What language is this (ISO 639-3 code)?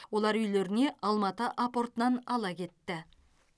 kaz